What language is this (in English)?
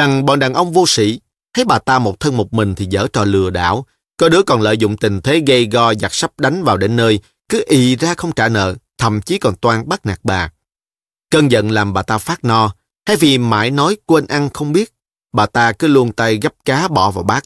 Vietnamese